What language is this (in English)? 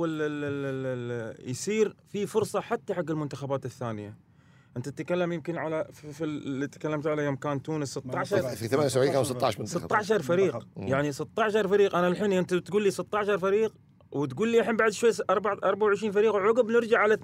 Arabic